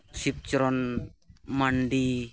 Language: Santali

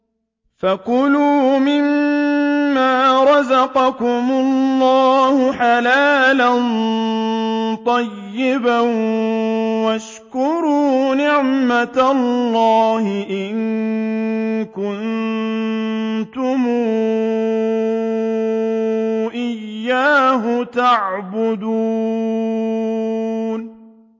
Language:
Arabic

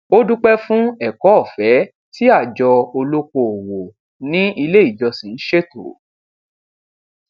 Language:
Yoruba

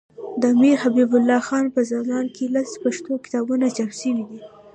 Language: Pashto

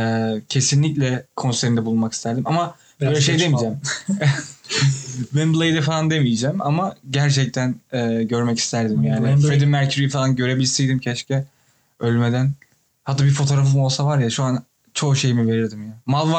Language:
Turkish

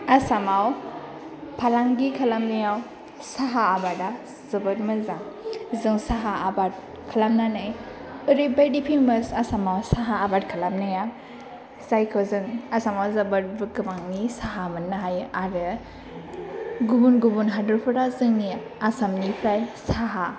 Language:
Bodo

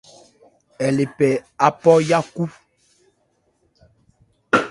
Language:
Ebrié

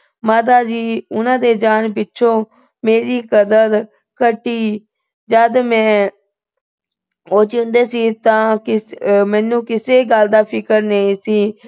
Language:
Punjabi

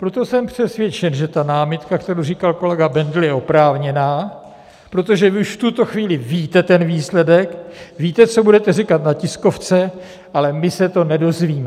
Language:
Czech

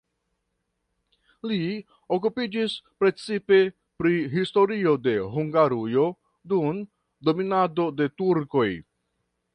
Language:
Esperanto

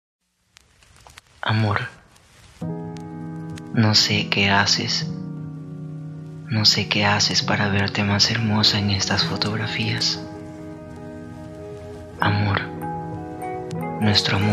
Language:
Spanish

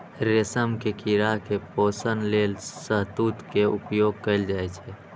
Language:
Maithili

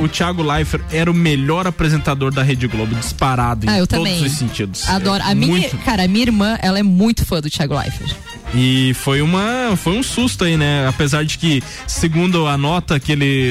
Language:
Portuguese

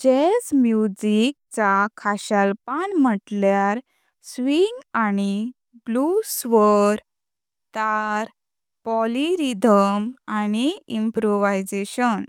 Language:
Konkani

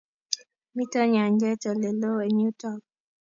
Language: Kalenjin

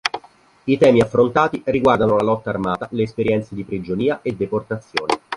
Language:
Italian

